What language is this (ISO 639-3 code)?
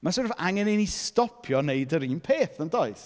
cym